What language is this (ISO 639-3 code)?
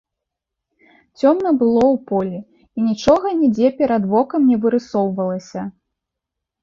bel